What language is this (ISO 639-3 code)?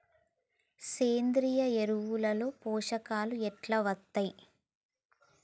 tel